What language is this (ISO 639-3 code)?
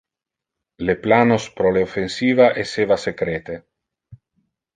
ina